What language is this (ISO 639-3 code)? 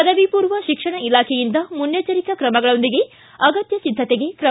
kan